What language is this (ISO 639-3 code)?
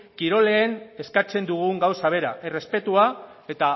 eus